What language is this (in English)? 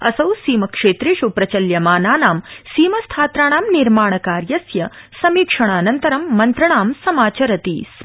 Sanskrit